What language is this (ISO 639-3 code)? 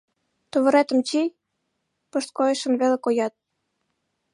chm